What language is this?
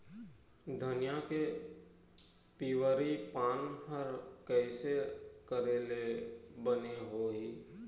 Chhattisgarhi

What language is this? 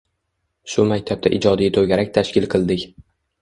Uzbek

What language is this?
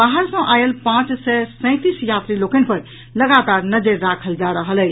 Maithili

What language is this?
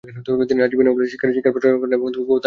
Bangla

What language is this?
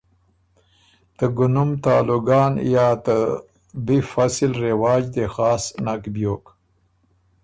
Ormuri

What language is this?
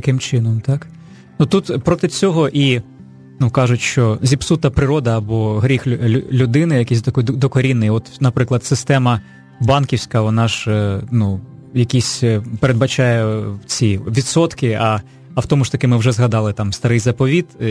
Ukrainian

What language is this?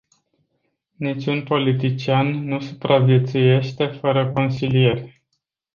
Romanian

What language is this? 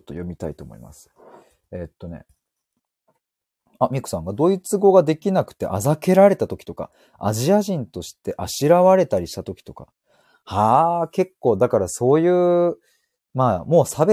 Japanese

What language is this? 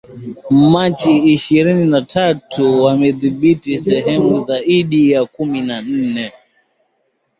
Swahili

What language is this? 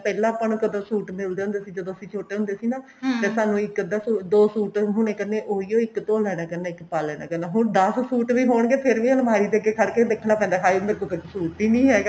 Punjabi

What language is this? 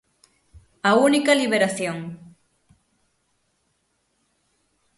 Galician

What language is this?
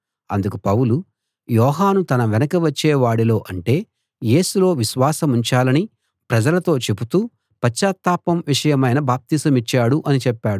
Telugu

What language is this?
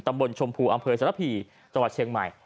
Thai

